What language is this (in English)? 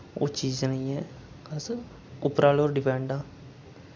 Dogri